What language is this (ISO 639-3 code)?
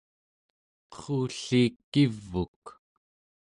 esu